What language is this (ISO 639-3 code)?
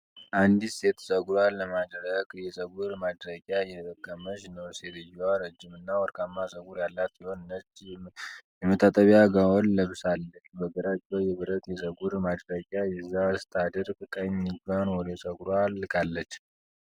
amh